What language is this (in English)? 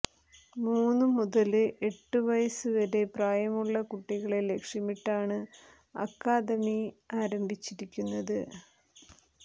Malayalam